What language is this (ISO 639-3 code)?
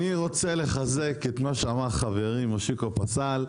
heb